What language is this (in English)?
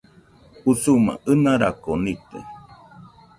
Nüpode Huitoto